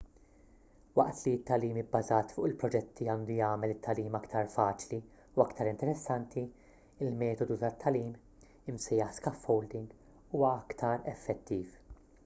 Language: Maltese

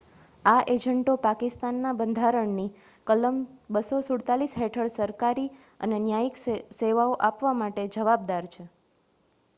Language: Gujarati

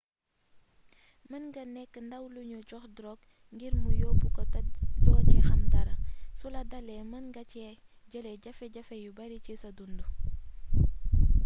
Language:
Wolof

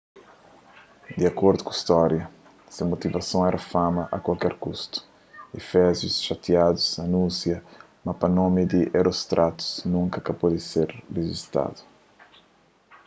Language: Kabuverdianu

